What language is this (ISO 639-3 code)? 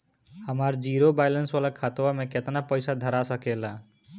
bho